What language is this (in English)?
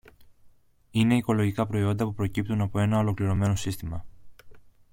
Greek